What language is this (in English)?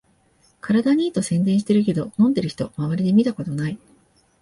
Japanese